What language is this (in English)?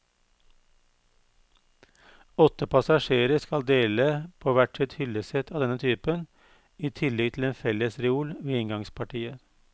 Norwegian